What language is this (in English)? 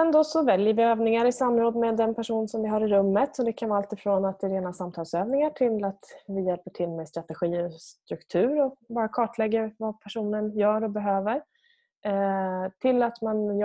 Swedish